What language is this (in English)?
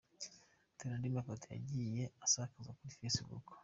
Kinyarwanda